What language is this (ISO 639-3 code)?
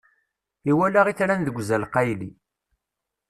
kab